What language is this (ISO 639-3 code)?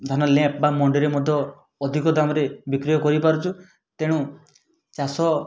ori